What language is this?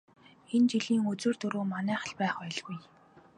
Mongolian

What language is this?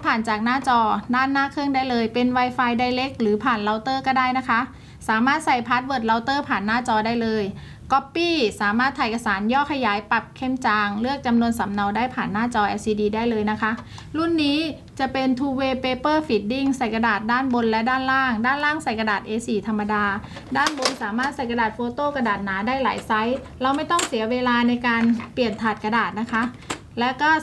Thai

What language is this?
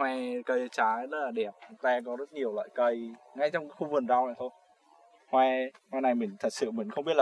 Vietnamese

